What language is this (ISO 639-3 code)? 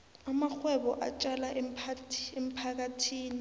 nbl